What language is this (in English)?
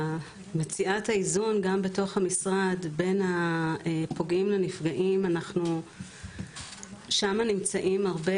Hebrew